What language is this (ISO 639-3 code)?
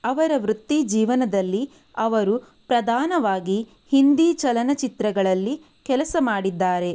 kan